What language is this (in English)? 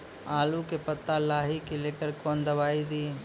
Maithili